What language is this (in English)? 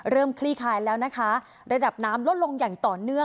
Thai